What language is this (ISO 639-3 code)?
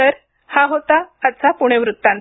mar